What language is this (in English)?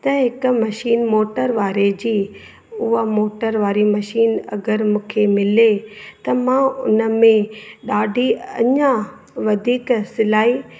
Sindhi